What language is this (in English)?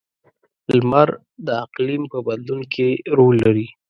Pashto